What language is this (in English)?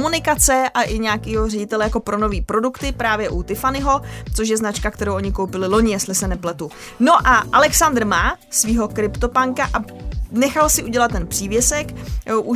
Czech